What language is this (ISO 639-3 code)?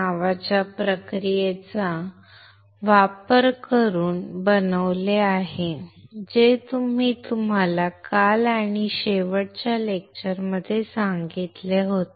mar